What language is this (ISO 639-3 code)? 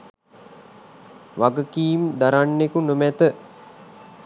sin